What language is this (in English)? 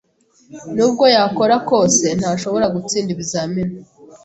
Kinyarwanda